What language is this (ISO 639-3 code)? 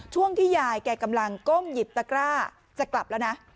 tha